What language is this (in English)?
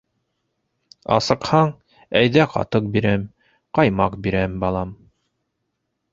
Bashkir